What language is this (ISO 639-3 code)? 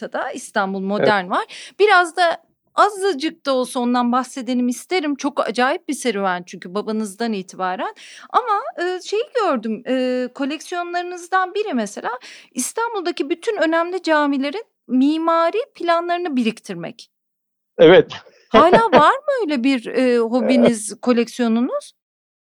tur